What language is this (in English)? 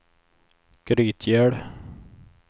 Swedish